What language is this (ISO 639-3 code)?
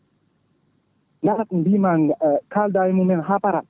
ful